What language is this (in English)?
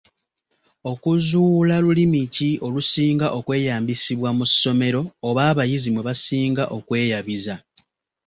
Ganda